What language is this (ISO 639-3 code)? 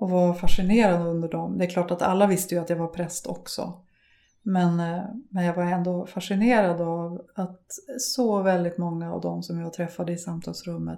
swe